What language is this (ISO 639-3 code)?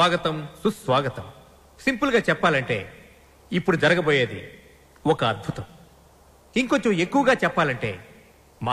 tel